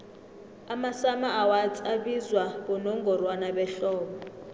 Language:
South Ndebele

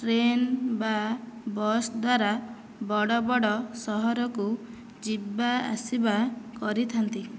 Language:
Odia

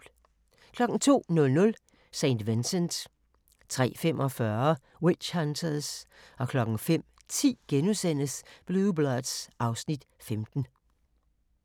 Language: Danish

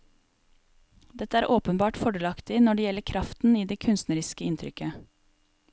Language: Norwegian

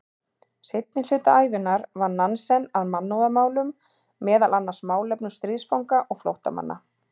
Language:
Icelandic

